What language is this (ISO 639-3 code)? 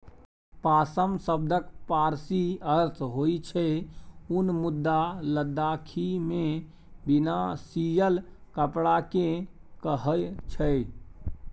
mai